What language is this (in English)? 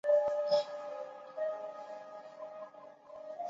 Chinese